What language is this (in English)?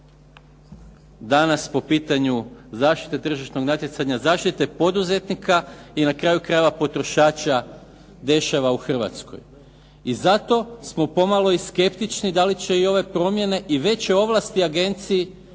Croatian